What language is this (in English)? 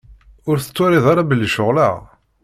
Kabyle